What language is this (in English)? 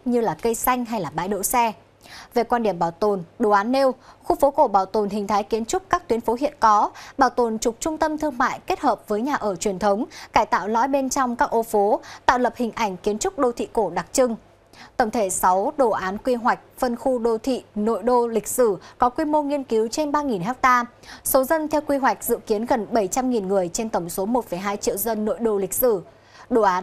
Vietnamese